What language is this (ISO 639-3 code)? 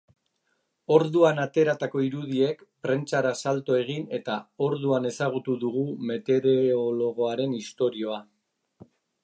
eus